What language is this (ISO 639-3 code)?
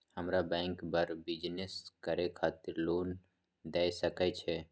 mai